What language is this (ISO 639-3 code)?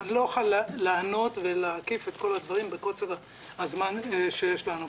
heb